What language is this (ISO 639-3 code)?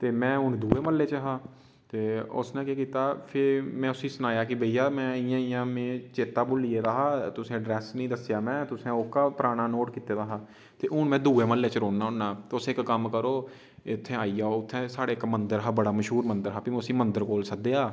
doi